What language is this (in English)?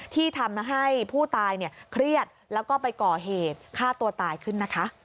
Thai